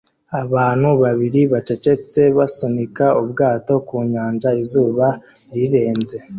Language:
Kinyarwanda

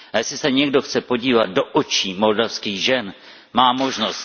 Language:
Czech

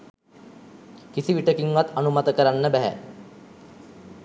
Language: Sinhala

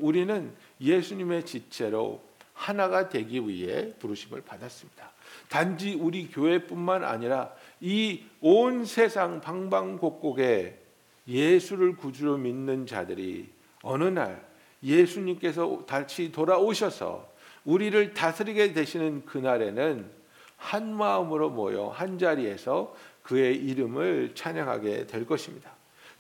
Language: Korean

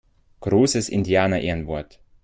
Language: German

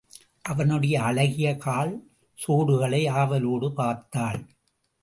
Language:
Tamil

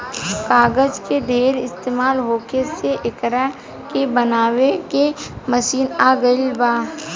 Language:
Bhojpuri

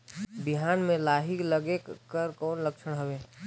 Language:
Chhattisgarhi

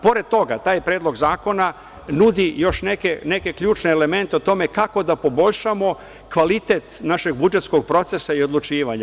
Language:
Serbian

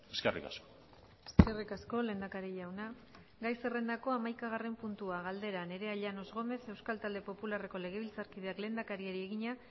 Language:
Basque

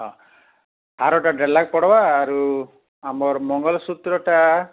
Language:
Odia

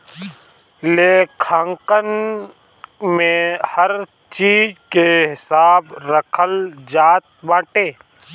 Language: Bhojpuri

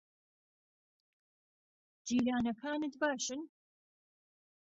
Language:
Central Kurdish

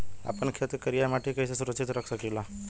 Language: Bhojpuri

